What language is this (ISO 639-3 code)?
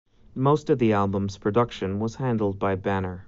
eng